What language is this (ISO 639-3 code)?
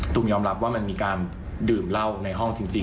tha